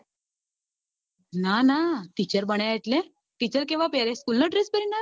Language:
Gujarati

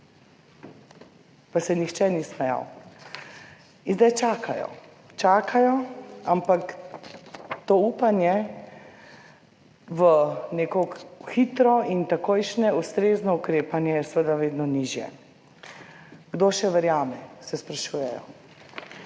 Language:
Slovenian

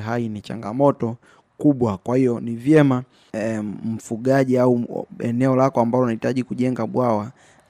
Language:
Swahili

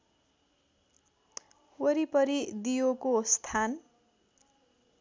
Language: Nepali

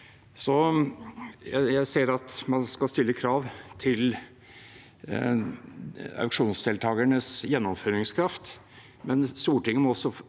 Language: Norwegian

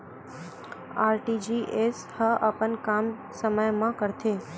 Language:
Chhattisgarhi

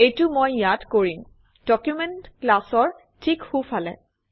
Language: Assamese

